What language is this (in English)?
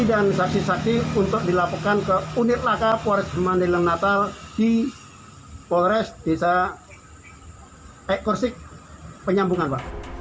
Indonesian